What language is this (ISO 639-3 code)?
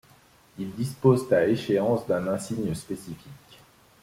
fra